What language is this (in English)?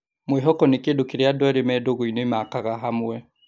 Kikuyu